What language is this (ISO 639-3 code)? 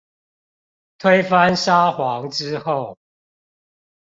zho